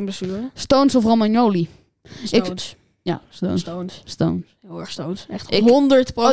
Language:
Dutch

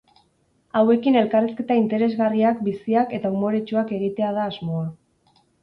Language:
Basque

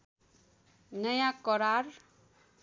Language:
Nepali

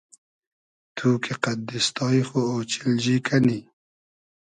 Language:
Hazaragi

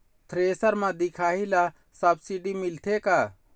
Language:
Chhattisgarhi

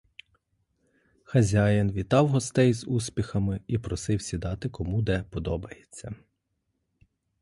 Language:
Ukrainian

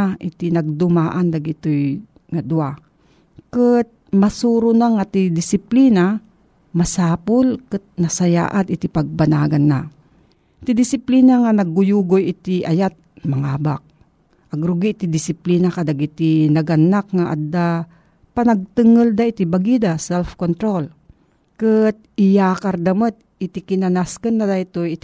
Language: Filipino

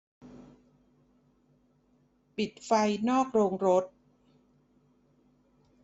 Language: Thai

